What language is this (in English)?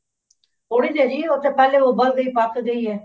Punjabi